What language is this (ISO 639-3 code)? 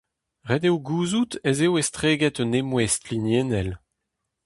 bre